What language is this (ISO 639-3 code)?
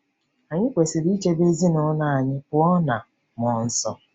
ibo